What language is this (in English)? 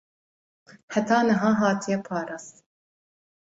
Kurdish